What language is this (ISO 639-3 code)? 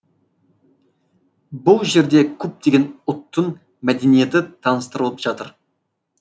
kaz